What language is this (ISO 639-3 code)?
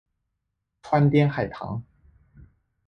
zho